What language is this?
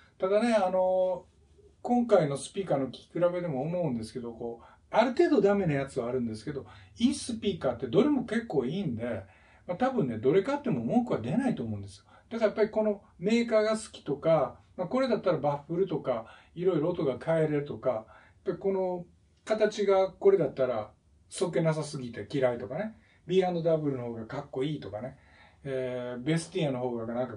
Japanese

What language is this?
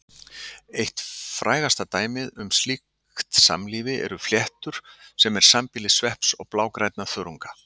Icelandic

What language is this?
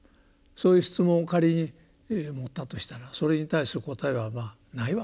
Japanese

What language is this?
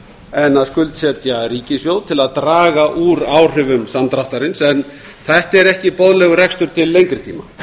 Icelandic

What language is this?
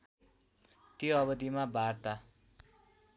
Nepali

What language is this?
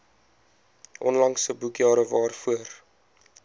Afrikaans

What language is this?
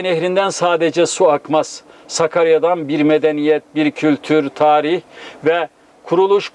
Turkish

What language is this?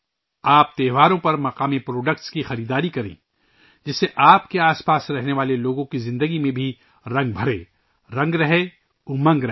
Urdu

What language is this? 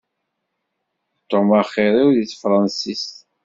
Kabyle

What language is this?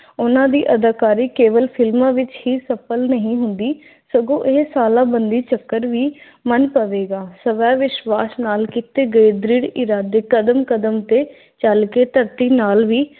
Punjabi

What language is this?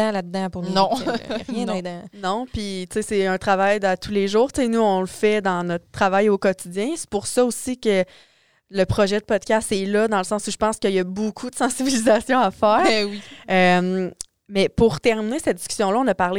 French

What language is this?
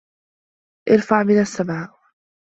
Arabic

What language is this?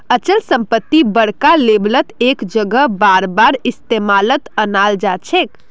Magahi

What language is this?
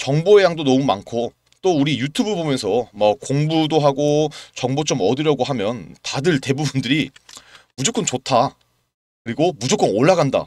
Korean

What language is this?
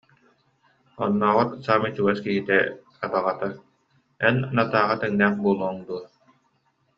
Yakut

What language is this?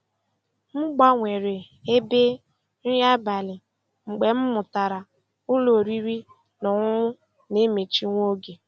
Igbo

